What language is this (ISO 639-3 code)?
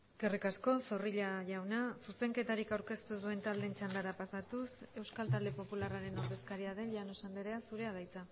eus